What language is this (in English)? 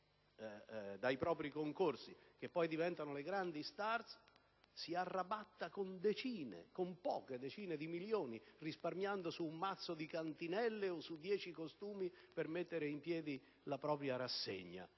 Italian